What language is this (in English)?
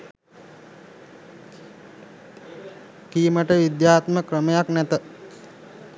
Sinhala